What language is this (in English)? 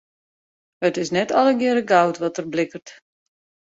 Western Frisian